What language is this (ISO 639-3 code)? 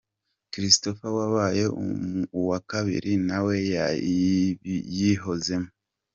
kin